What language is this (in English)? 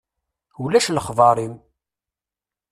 Kabyle